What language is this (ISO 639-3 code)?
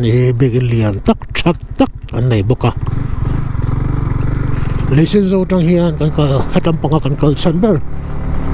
tha